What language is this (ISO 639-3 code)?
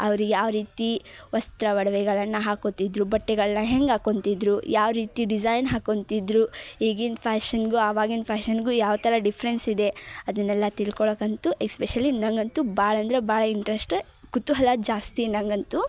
kan